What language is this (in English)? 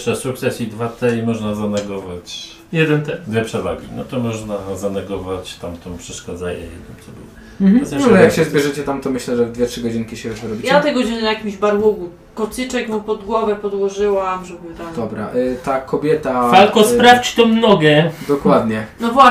Polish